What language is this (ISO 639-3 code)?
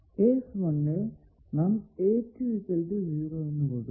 mal